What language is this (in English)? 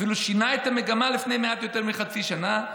Hebrew